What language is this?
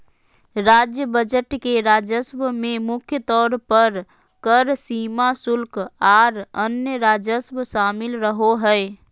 Magahi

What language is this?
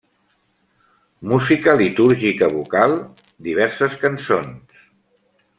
Catalan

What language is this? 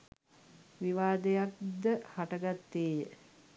Sinhala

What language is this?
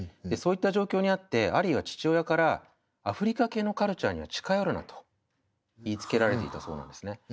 Japanese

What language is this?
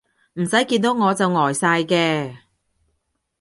Cantonese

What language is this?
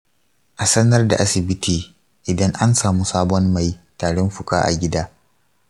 Hausa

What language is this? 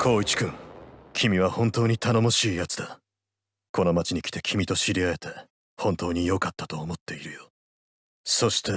Japanese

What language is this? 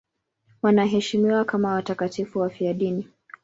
Swahili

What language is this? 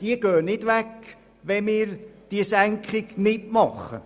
Swiss German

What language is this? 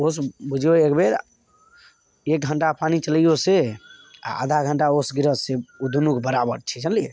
Maithili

